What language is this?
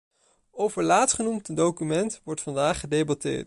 Dutch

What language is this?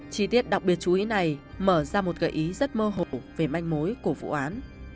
Vietnamese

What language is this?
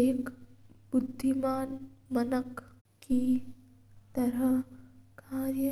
Mewari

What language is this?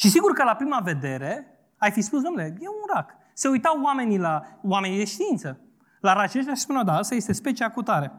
Romanian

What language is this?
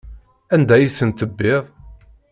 Kabyle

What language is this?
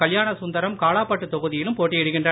Tamil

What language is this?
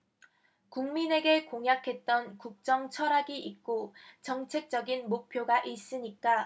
Korean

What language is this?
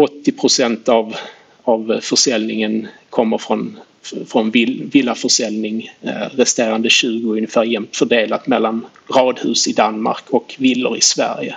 Swedish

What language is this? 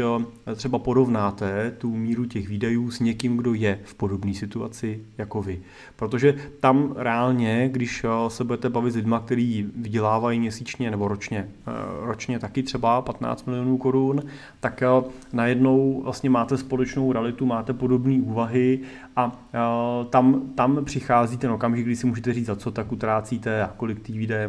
Czech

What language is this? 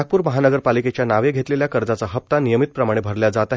Marathi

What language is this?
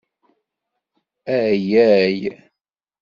Kabyle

